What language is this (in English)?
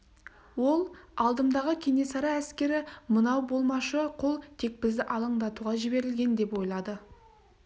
Kazakh